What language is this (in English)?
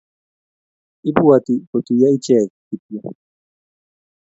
Kalenjin